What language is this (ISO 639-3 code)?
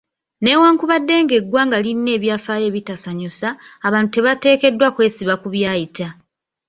lug